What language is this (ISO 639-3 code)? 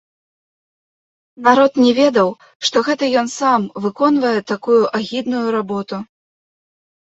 bel